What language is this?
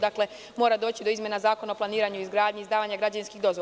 Serbian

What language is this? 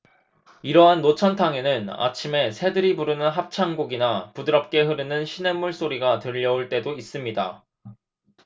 Korean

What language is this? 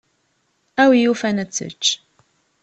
Kabyle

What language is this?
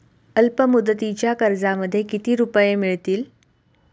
Marathi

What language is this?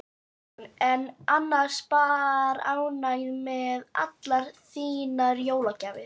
Icelandic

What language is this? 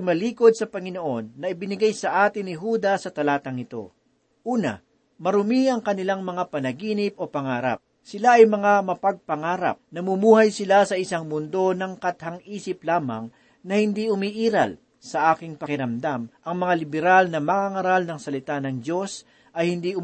Filipino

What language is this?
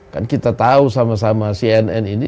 Indonesian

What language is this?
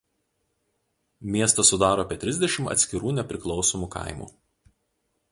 Lithuanian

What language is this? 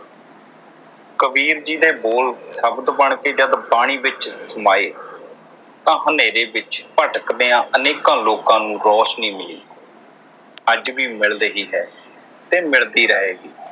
Punjabi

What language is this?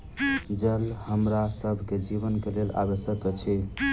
Maithili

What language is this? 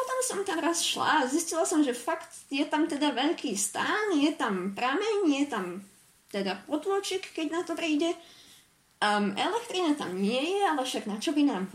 Slovak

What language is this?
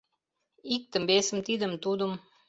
Mari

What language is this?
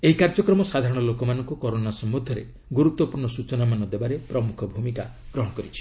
Odia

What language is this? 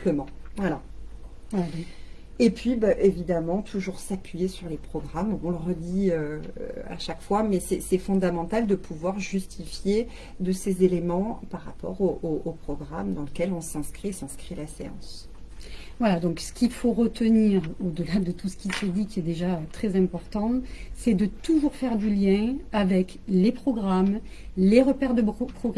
French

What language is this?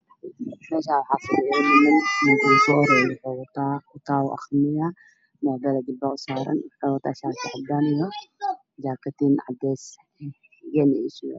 Somali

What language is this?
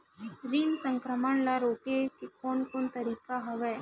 Chhattisgarhi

